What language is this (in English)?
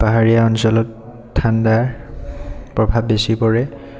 Assamese